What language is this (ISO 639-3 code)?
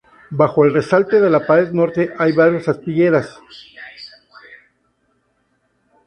spa